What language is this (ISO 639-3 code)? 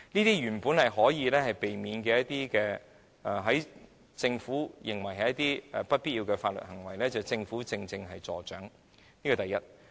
yue